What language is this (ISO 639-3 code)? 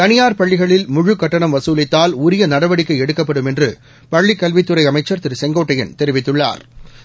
tam